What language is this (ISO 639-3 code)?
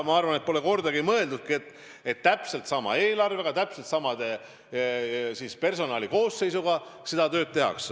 est